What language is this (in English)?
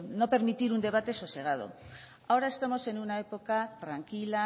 Spanish